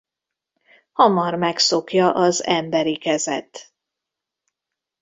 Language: Hungarian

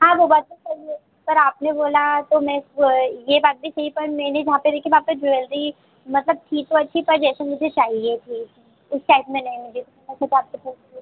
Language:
Hindi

